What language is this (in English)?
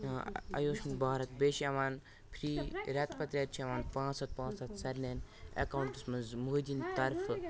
Kashmiri